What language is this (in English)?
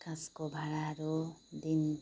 Nepali